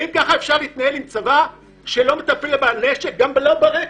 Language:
Hebrew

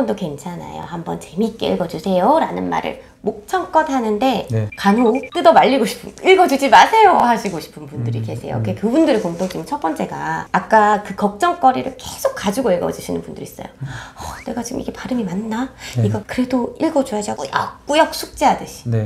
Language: Korean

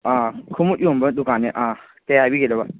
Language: Manipuri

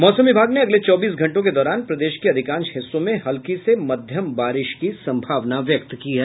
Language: Hindi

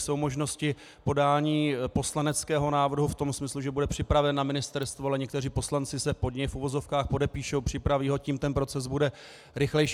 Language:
Czech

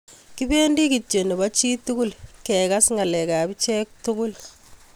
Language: Kalenjin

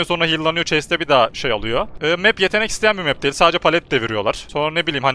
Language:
Turkish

